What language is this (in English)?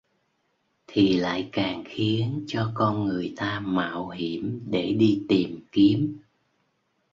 Vietnamese